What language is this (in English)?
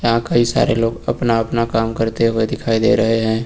Hindi